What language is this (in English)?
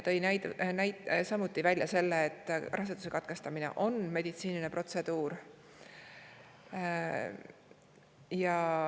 Estonian